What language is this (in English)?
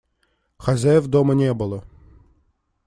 Russian